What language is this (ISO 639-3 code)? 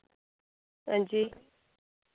doi